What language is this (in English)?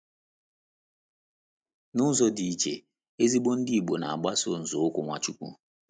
Igbo